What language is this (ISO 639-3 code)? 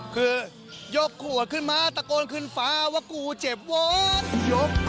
tha